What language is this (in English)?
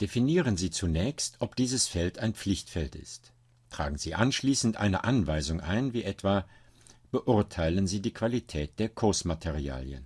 German